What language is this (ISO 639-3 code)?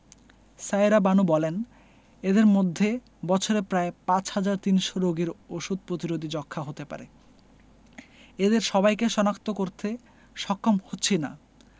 ben